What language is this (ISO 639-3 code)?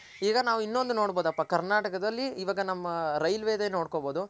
kan